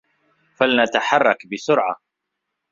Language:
Arabic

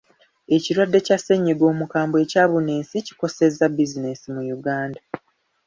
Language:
Ganda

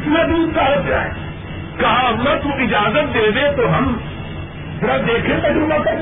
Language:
Urdu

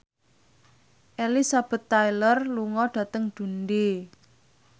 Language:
Javanese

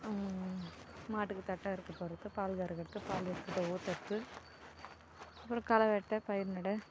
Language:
Tamil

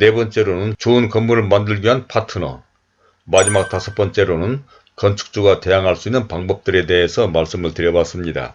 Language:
Korean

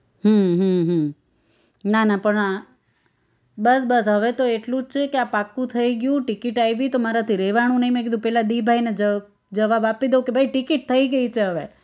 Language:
Gujarati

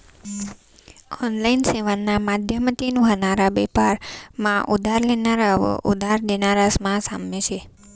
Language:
Marathi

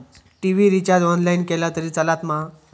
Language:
Marathi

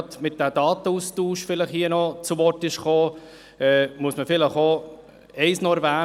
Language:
Swiss German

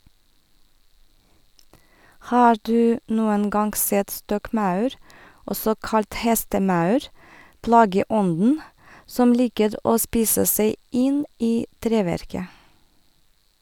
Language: Norwegian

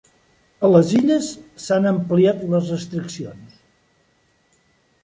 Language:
Catalan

